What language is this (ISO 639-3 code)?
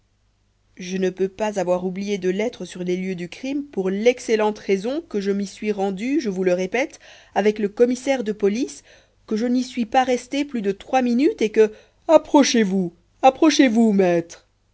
fra